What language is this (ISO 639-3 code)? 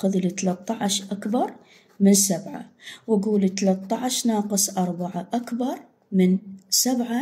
ara